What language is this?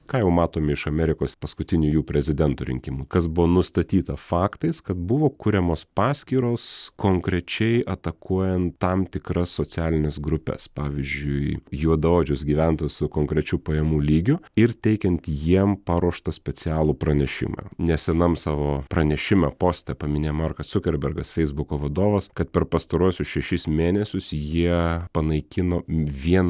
Lithuanian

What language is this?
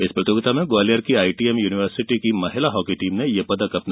Hindi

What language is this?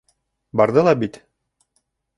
Bashkir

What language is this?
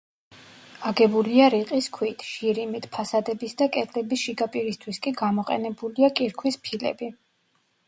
Georgian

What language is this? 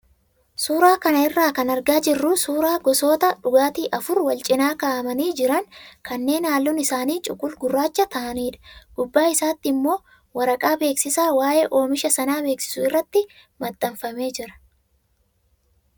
Oromo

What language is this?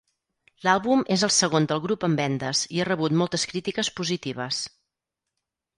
Catalan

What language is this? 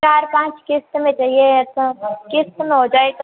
Hindi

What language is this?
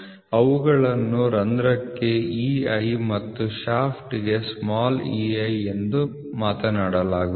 Kannada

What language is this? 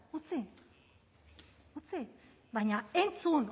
Basque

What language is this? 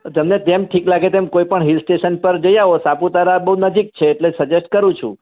Gujarati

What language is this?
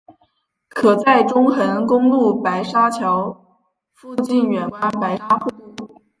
Chinese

